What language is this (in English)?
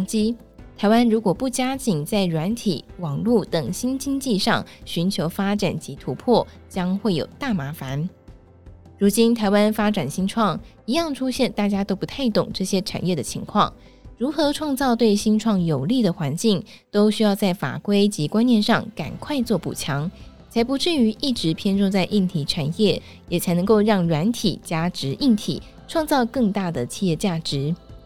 Chinese